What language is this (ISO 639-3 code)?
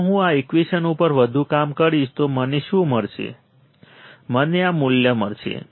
guj